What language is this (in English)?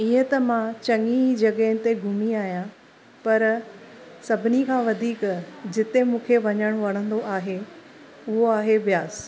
Sindhi